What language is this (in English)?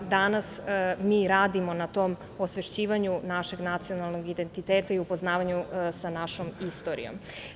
Serbian